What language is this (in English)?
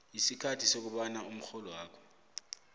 South Ndebele